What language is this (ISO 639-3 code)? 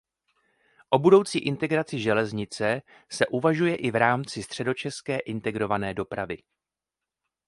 ces